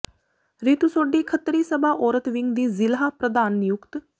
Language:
Punjabi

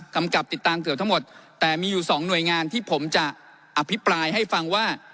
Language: Thai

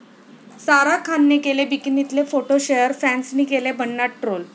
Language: Marathi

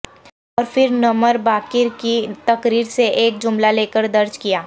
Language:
Urdu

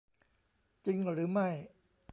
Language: Thai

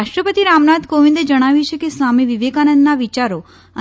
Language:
Gujarati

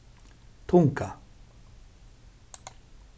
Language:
Faroese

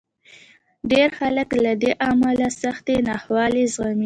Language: Pashto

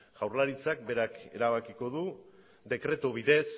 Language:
Basque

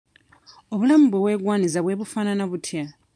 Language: Ganda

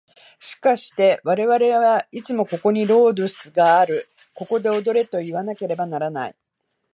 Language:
Japanese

